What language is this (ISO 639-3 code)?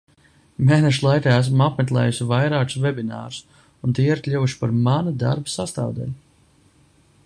lav